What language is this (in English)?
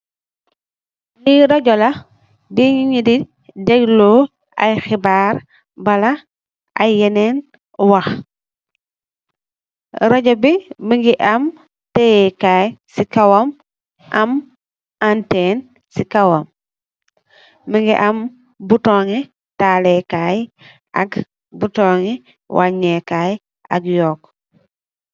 Wolof